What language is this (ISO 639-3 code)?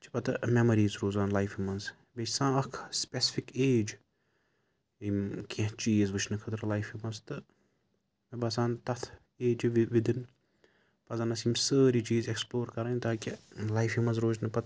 kas